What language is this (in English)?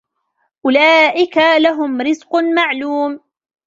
Arabic